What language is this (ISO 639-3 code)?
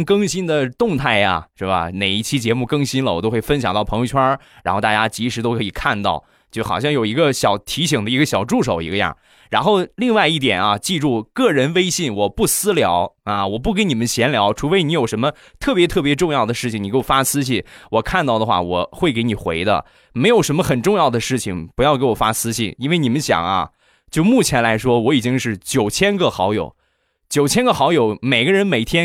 zho